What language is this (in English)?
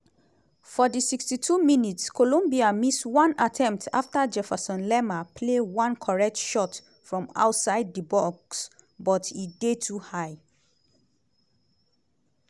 Nigerian Pidgin